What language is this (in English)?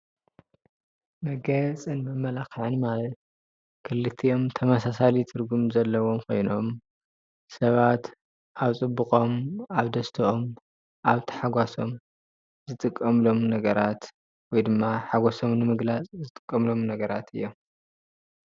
Tigrinya